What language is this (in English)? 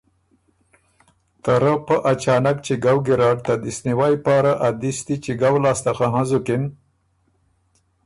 Ormuri